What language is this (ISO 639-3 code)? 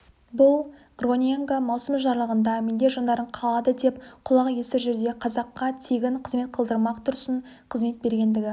kaz